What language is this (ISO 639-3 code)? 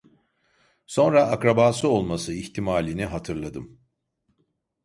tur